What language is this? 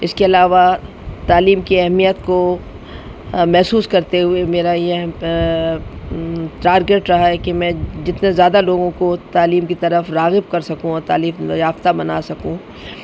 Urdu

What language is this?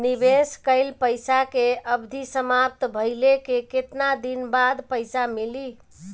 Bhojpuri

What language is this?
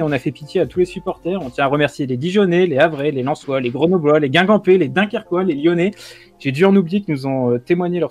French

